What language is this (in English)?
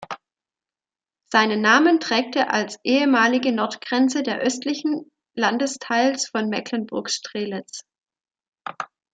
German